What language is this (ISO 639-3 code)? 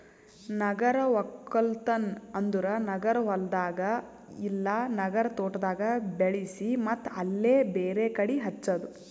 kan